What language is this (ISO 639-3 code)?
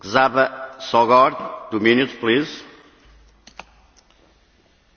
hun